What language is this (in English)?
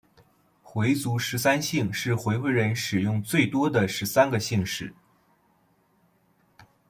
Chinese